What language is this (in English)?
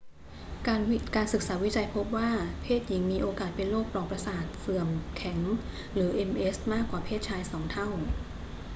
Thai